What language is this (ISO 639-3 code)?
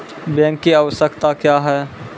mai